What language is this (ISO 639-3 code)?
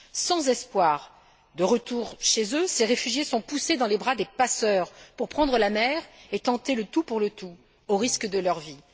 fra